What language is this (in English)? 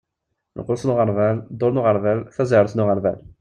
Kabyle